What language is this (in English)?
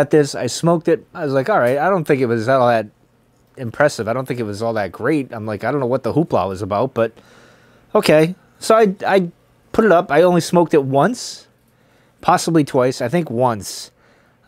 English